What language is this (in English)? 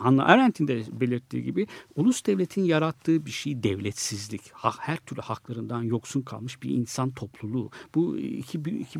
Turkish